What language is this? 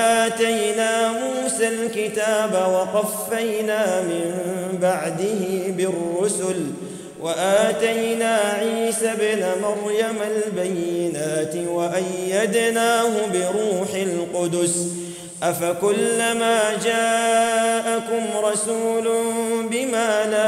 Arabic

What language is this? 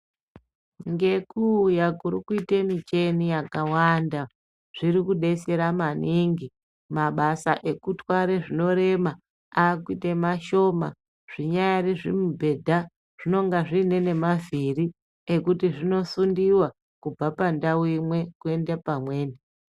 Ndau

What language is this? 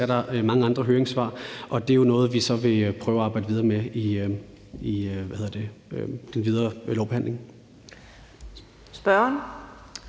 Danish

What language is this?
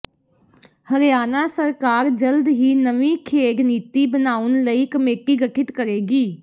Punjabi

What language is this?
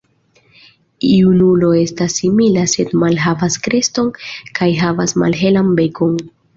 Esperanto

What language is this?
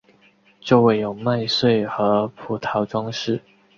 Chinese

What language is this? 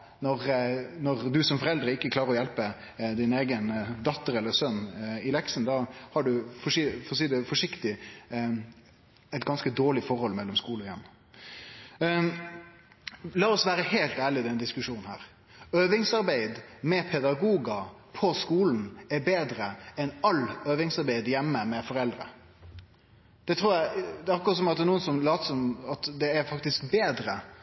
Norwegian Nynorsk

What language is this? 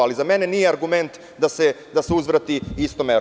Serbian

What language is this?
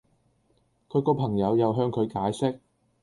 Cantonese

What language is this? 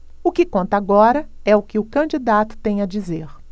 Portuguese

